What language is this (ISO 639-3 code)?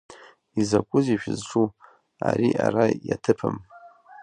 abk